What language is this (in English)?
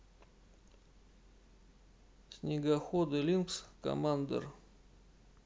Russian